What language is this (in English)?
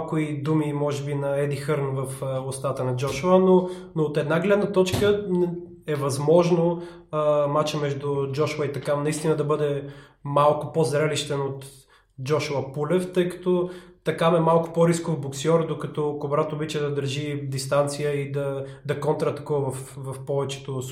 Bulgarian